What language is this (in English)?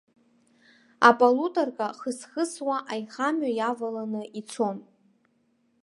Abkhazian